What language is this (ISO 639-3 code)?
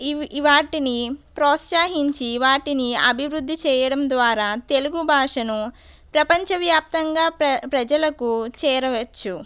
tel